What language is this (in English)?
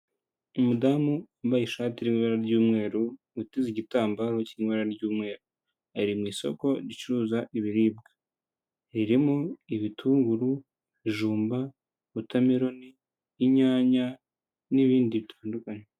Kinyarwanda